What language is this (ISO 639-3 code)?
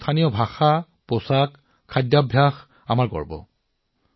asm